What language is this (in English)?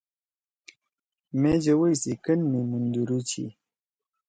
Torwali